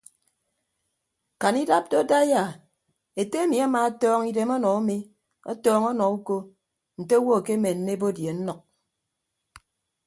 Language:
Ibibio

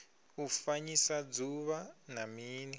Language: Venda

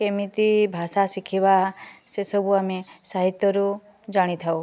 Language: Odia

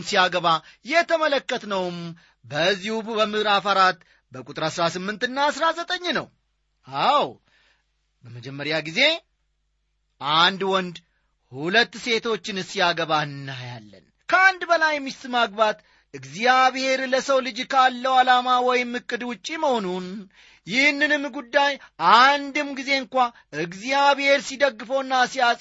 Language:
Amharic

